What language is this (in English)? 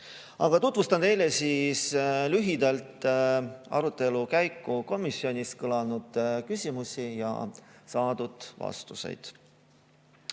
Estonian